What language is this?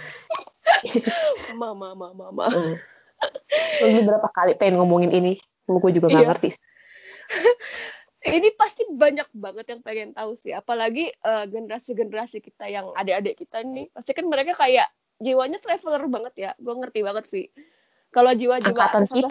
Indonesian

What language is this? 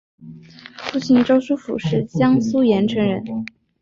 Chinese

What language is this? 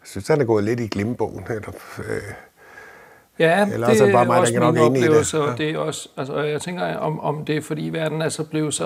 Danish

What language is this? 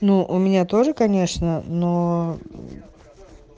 Russian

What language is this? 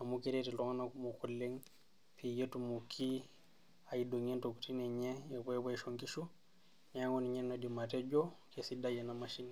Masai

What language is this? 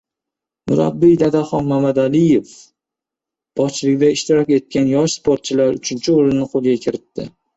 Uzbek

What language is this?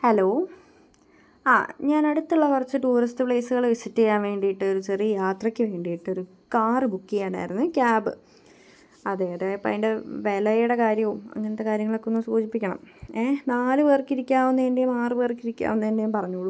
Malayalam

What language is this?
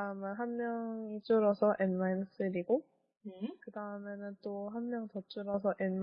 Korean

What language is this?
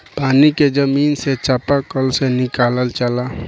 Bhojpuri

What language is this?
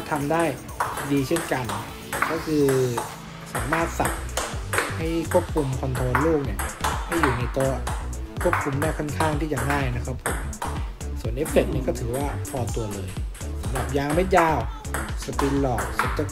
Thai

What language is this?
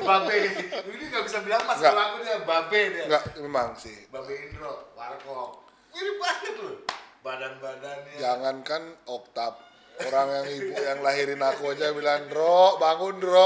Indonesian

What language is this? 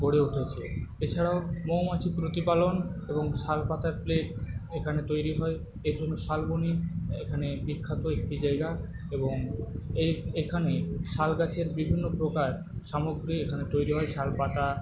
Bangla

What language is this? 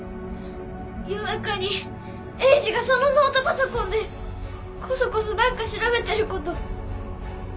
Japanese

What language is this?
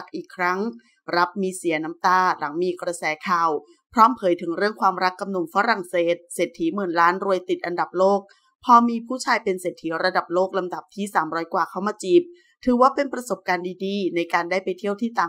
Thai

